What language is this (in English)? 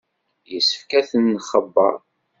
Kabyle